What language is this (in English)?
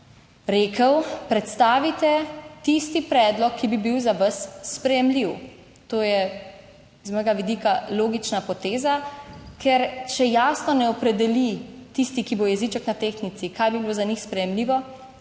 Slovenian